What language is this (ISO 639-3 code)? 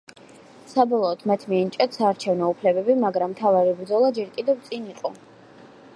kat